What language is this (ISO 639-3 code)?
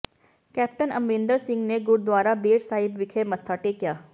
pan